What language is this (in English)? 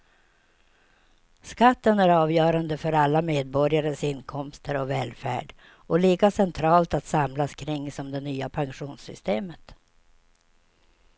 Swedish